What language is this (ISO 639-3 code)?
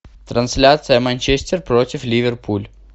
rus